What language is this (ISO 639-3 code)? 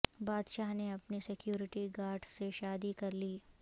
urd